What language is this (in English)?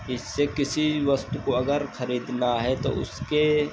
Hindi